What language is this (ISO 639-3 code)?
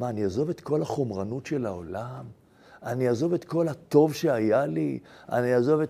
heb